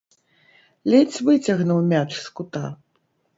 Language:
Belarusian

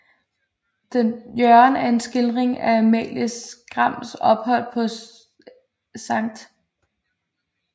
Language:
Danish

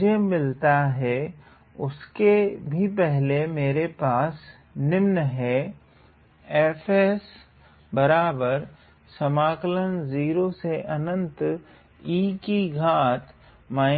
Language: Hindi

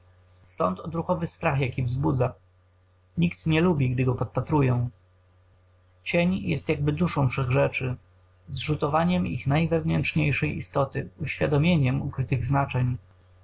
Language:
Polish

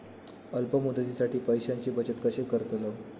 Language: Marathi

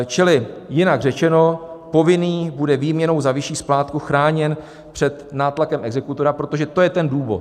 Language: Czech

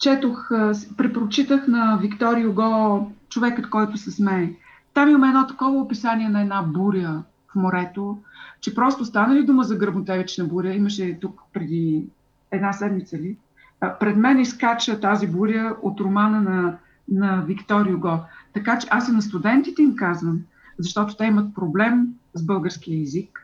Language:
Bulgarian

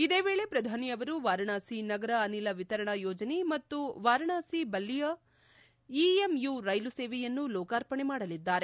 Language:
Kannada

